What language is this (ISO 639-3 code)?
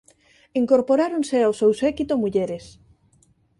glg